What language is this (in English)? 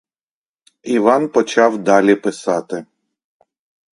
Ukrainian